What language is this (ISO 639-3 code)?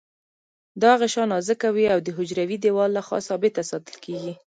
pus